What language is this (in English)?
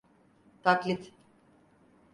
Turkish